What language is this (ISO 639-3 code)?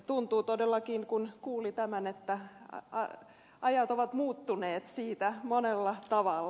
fin